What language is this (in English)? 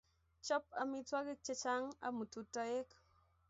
Kalenjin